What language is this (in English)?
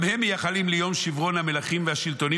Hebrew